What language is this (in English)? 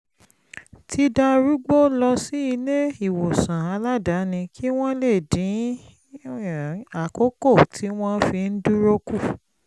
Yoruba